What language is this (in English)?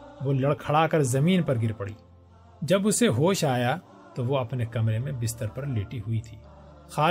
Urdu